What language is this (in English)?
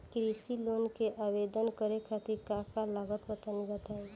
Bhojpuri